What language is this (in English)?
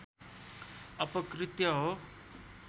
Nepali